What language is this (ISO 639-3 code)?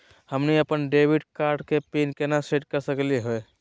mag